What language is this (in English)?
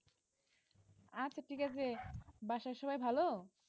Bangla